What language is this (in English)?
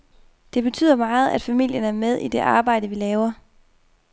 Danish